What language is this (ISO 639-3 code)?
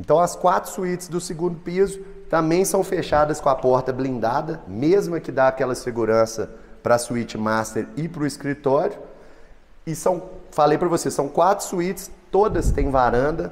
por